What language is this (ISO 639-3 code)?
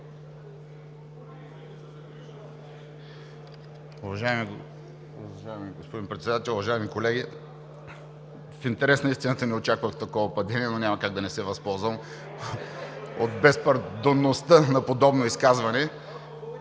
bul